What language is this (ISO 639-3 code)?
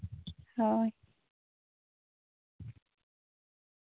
sat